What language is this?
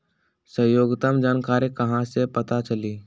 Magahi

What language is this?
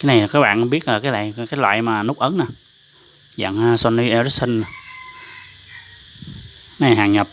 Vietnamese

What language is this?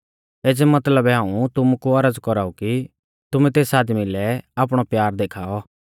Mahasu Pahari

